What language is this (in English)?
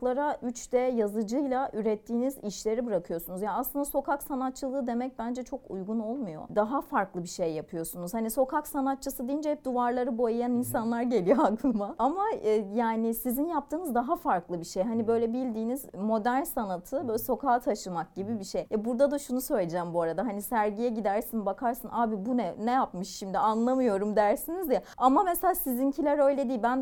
Turkish